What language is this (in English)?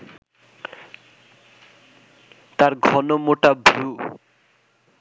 Bangla